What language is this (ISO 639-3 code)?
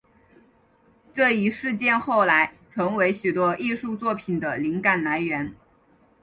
zho